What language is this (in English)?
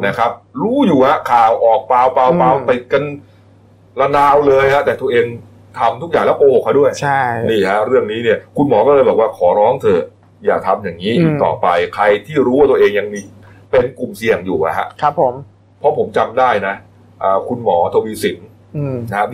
Thai